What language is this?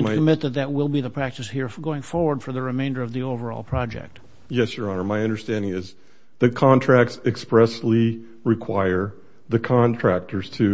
English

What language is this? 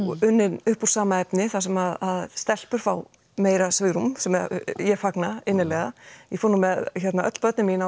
Icelandic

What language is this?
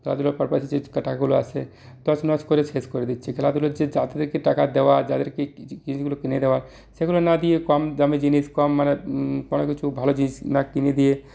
Bangla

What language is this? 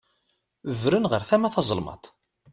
Kabyle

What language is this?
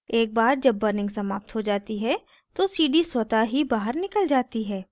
Hindi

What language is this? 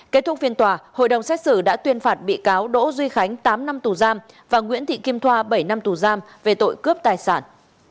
Vietnamese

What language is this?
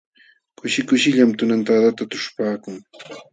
Jauja Wanca Quechua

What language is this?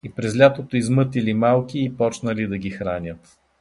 Bulgarian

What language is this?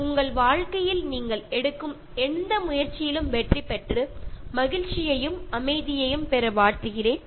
Tamil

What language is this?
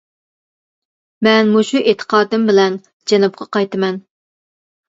Uyghur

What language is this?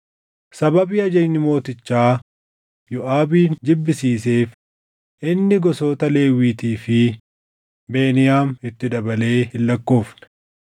Oromo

